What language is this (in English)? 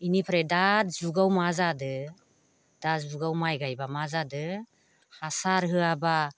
Bodo